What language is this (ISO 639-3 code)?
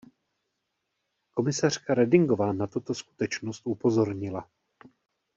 ces